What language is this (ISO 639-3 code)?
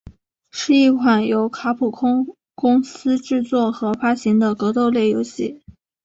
zho